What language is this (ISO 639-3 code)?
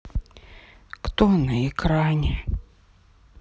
rus